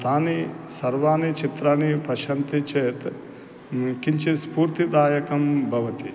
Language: Sanskrit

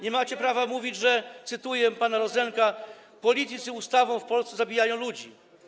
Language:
Polish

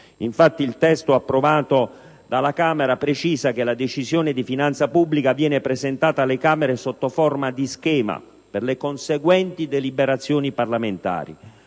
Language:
Italian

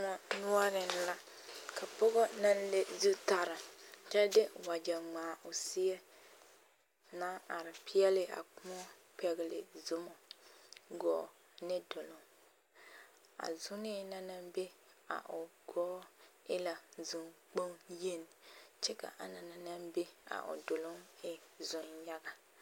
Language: Southern Dagaare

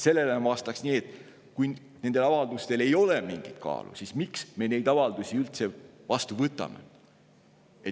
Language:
Estonian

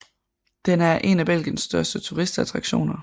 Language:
Danish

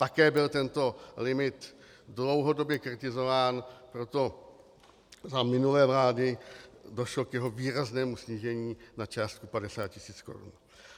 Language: Czech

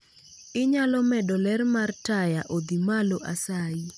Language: Luo (Kenya and Tanzania)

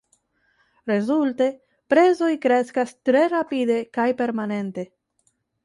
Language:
Esperanto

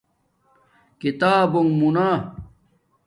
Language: Domaaki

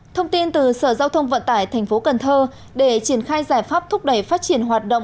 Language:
Vietnamese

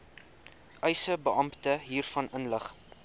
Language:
Afrikaans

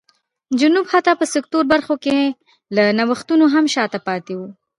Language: Pashto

